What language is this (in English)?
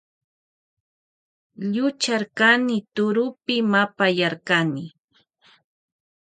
Loja Highland Quichua